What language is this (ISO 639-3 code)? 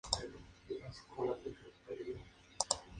spa